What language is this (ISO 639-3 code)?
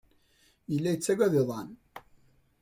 kab